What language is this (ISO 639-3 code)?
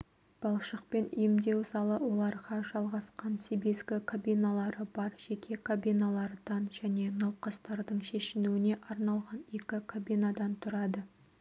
kaz